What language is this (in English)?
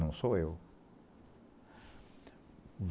Portuguese